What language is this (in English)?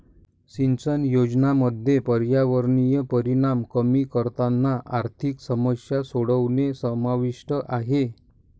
Marathi